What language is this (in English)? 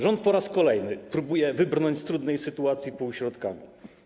Polish